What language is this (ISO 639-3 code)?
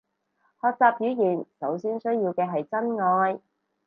yue